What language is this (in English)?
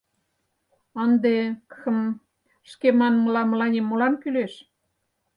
Mari